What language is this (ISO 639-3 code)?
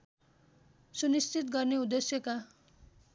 nep